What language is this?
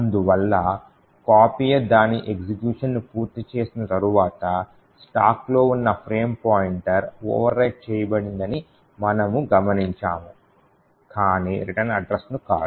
Telugu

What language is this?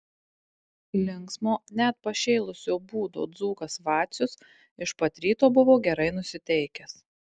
Lithuanian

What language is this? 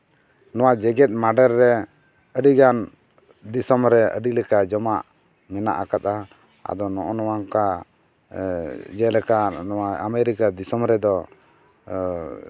Santali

